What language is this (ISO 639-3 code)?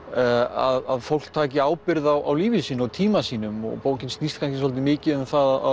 isl